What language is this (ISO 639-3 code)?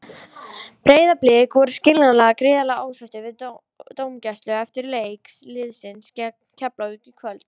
isl